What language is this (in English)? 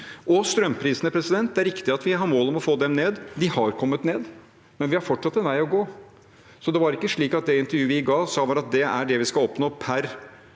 Norwegian